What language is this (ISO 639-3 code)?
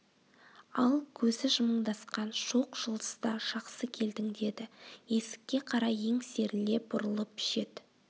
kaz